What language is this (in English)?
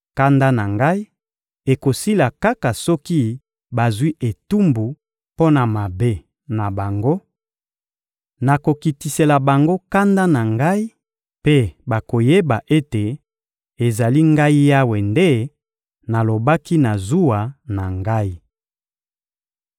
Lingala